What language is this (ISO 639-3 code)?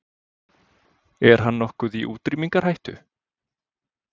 isl